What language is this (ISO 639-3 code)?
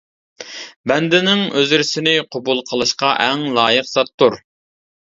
uig